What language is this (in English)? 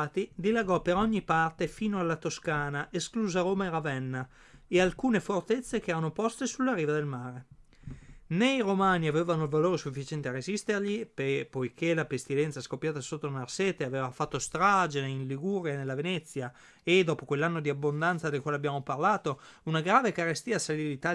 Italian